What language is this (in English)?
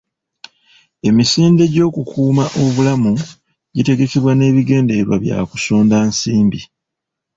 Ganda